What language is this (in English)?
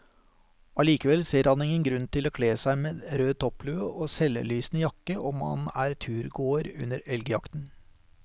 Norwegian